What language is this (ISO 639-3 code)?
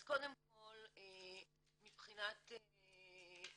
heb